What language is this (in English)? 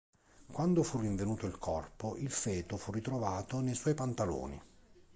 Italian